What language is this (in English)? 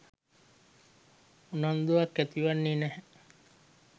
Sinhala